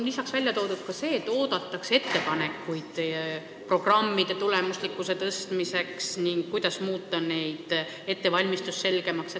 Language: Estonian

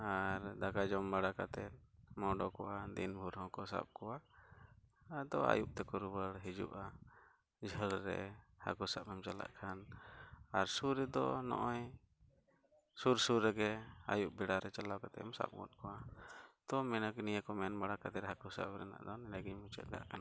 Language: Santali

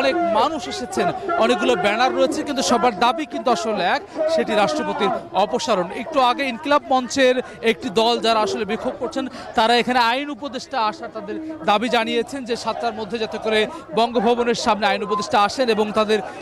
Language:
Turkish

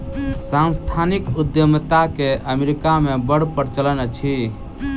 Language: Maithili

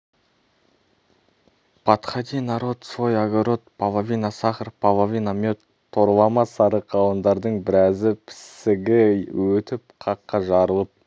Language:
Kazakh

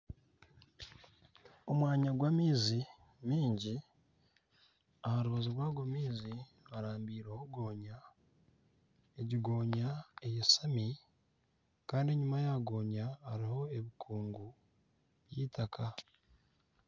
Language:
Nyankole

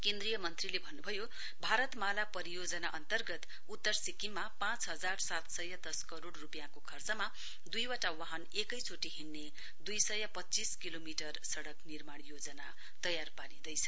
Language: Nepali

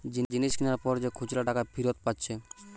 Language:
Bangla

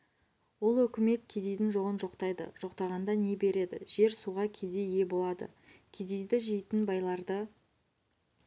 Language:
Kazakh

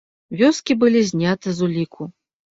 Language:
Belarusian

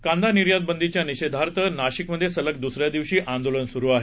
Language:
Marathi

